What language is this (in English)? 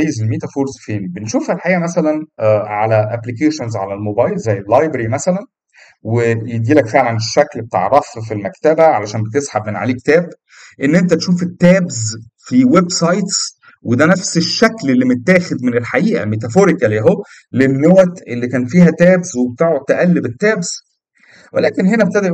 Arabic